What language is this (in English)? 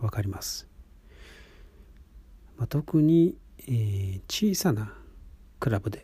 Japanese